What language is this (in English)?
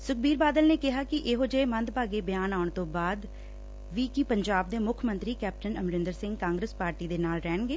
Punjabi